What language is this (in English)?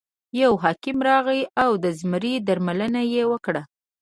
Pashto